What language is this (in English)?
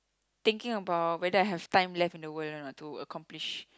English